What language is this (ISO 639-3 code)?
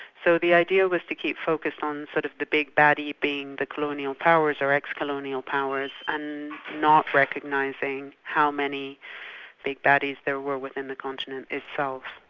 eng